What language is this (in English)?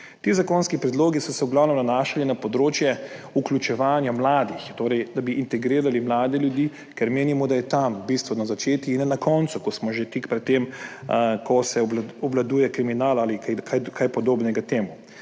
Slovenian